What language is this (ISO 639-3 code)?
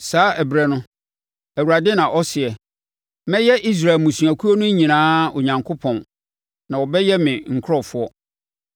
aka